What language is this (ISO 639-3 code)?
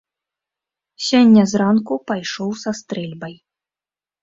bel